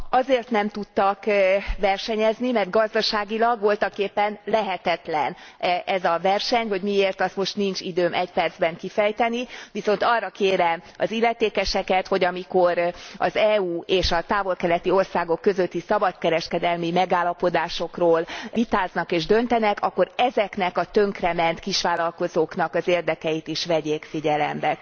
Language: Hungarian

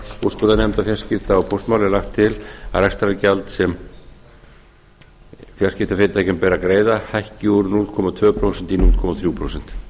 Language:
Icelandic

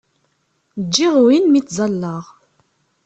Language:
Kabyle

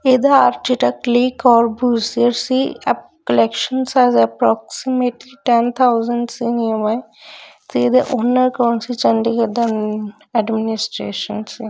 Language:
Punjabi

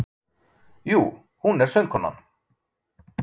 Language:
Icelandic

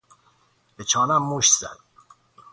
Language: Persian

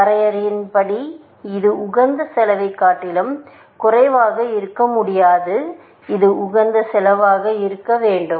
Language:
Tamil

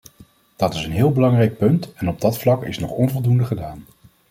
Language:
Dutch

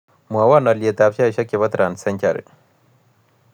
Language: Kalenjin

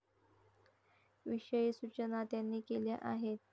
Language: Marathi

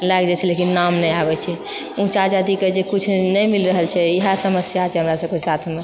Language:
Maithili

